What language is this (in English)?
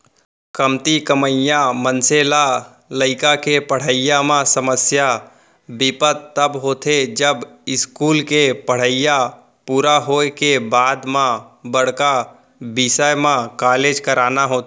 Chhattisgarhi